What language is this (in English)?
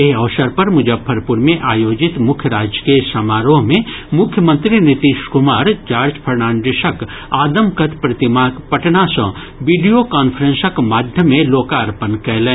Maithili